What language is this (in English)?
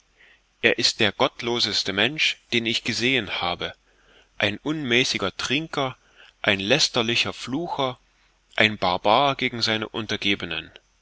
German